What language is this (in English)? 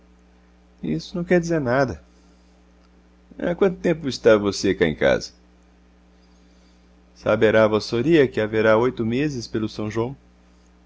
Portuguese